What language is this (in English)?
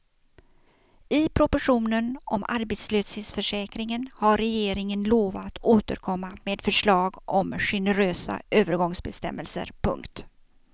Swedish